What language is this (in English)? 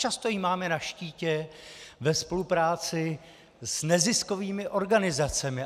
Czech